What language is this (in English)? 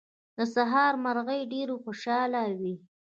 Pashto